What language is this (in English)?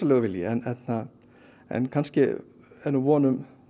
Icelandic